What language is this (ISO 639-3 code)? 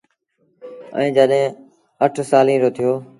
sbn